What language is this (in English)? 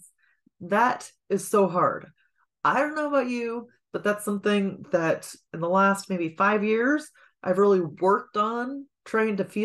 English